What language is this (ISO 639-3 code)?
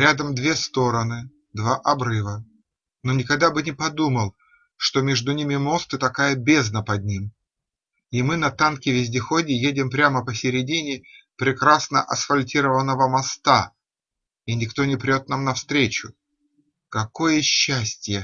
rus